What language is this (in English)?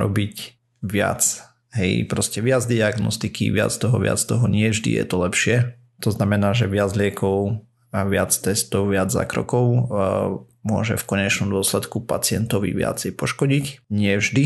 Slovak